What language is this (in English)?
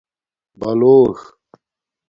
Domaaki